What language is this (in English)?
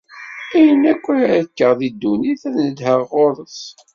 Kabyle